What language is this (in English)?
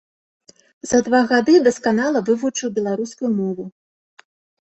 Belarusian